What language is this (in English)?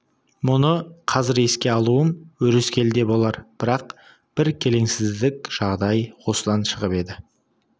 Kazakh